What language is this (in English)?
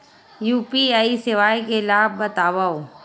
Chhattisgarhi